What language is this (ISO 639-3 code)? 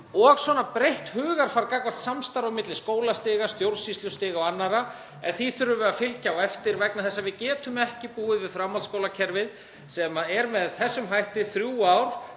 isl